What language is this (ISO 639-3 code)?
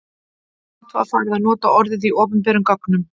isl